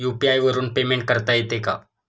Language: Marathi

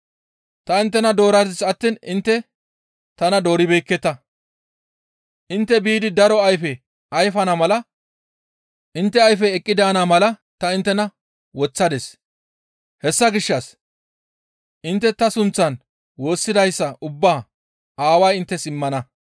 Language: Gamo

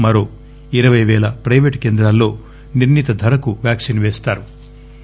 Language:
Telugu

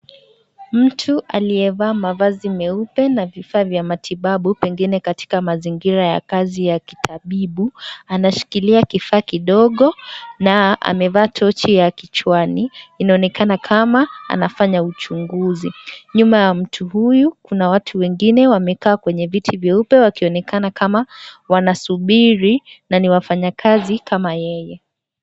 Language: Swahili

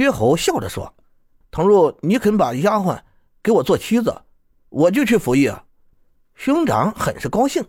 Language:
Chinese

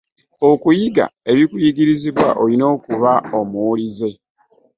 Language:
Ganda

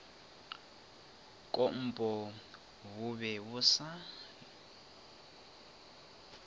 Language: Northern Sotho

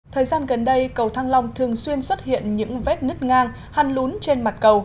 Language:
Vietnamese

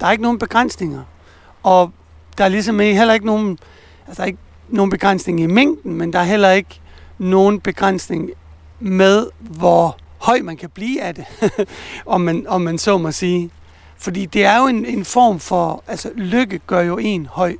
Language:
Danish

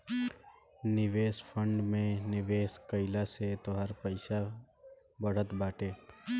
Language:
Bhojpuri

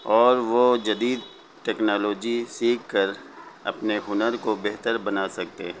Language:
Urdu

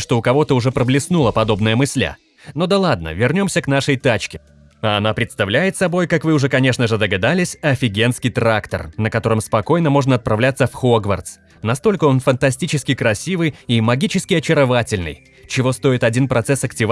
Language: Russian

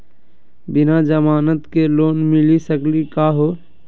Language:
Magahi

